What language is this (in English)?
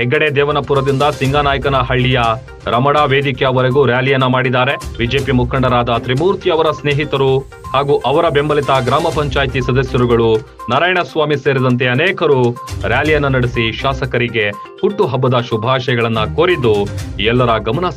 Romanian